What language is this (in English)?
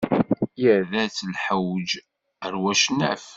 Kabyle